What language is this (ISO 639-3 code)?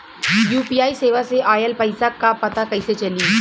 bho